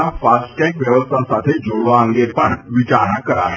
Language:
Gujarati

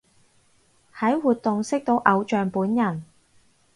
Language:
Cantonese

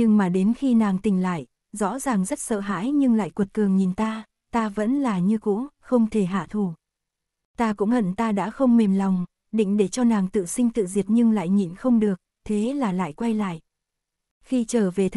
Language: Vietnamese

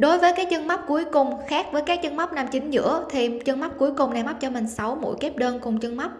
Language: Vietnamese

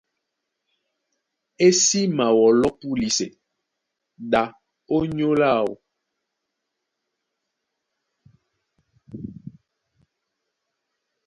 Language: Duala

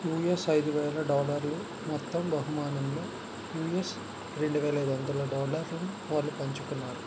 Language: Telugu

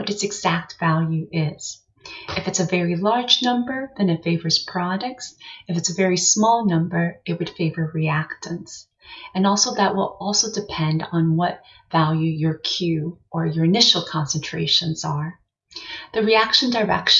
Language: English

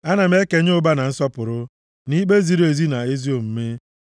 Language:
Igbo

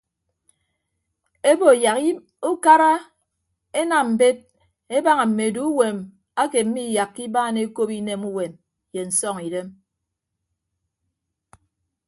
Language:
Ibibio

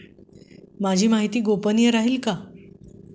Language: Marathi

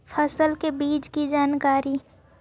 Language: Magahi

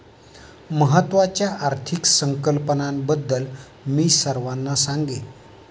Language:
Marathi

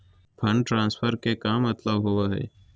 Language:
Magahi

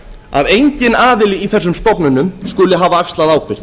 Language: Icelandic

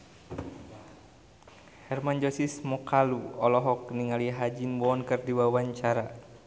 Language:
Sundanese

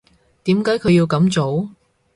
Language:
Cantonese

